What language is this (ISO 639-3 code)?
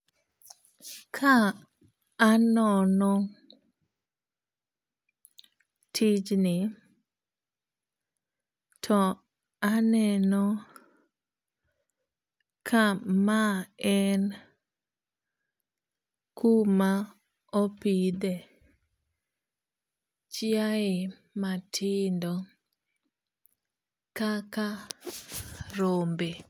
luo